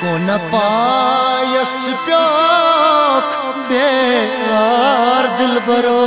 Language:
Hindi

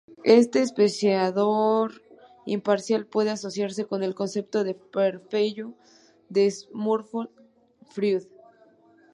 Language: Spanish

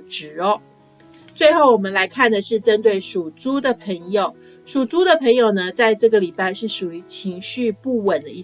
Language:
Chinese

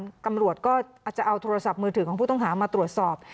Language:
Thai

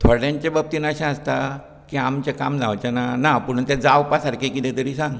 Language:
Konkani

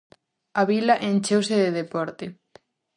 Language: Galician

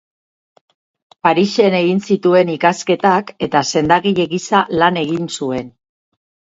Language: Basque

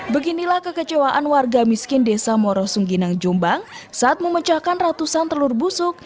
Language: Indonesian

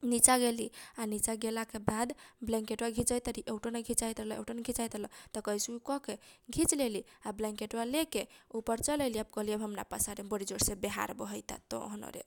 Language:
Kochila Tharu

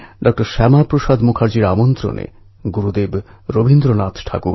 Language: Bangla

